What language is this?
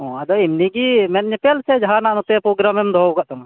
Santali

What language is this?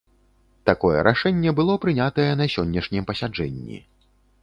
Belarusian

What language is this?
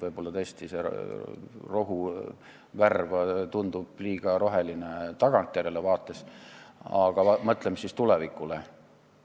Estonian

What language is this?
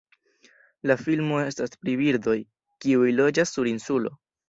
Esperanto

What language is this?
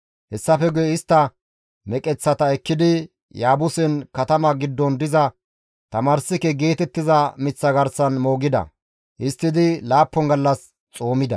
Gamo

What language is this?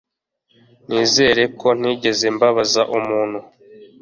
Kinyarwanda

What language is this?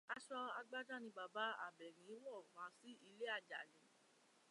Yoruba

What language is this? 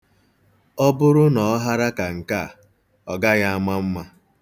Igbo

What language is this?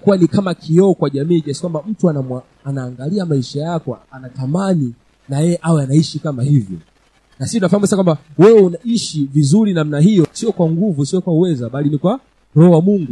Swahili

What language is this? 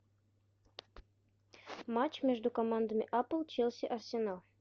Russian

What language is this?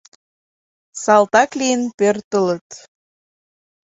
Mari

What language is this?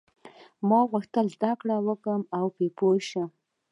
Pashto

